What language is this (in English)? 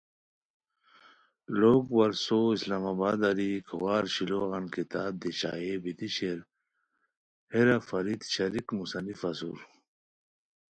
Khowar